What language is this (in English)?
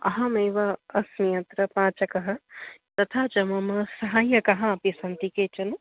Sanskrit